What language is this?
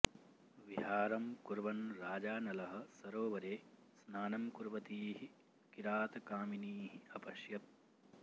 Sanskrit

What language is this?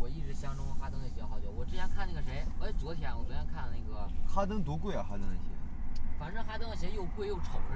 Chinese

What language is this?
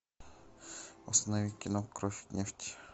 Russian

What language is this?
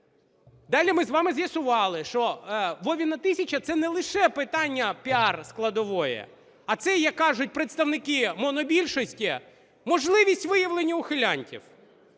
Ukrainian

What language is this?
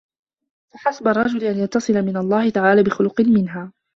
Arabic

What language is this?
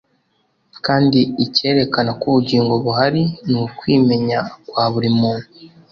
Kinyarwanda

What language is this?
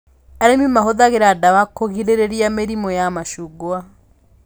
Kikuyu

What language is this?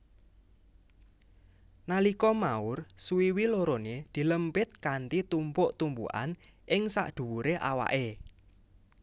Javanese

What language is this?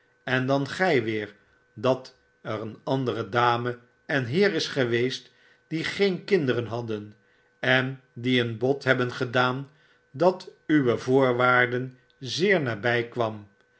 Dutch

